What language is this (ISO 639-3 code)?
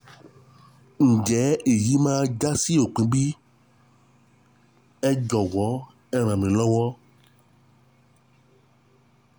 yor